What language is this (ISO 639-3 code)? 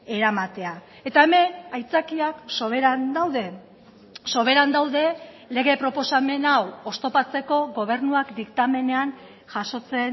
eus